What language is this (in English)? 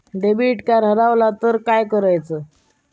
Marathi